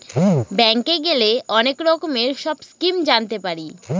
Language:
Bangla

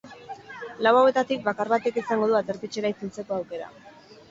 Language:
Basque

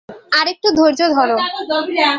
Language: Bangla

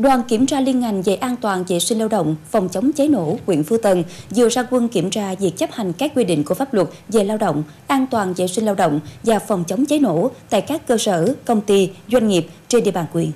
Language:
Vietnamese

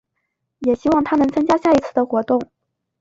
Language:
Chinese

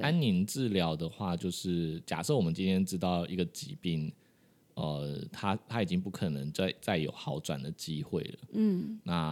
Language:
Chinese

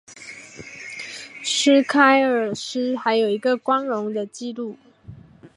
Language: Chinese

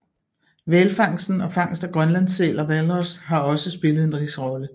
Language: Danish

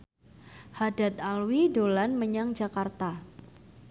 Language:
Javanese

